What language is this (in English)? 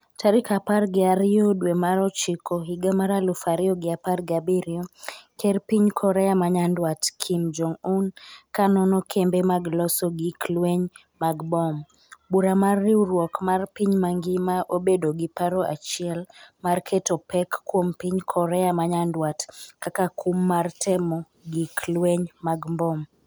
Luo (Kenya and Tanzania)